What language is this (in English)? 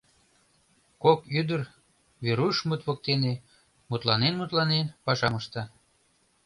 Mari